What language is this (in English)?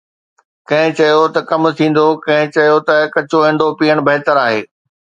Sindhi